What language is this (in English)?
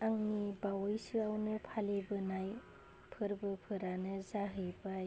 Bodo